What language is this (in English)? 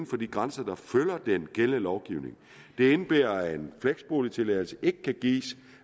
Danish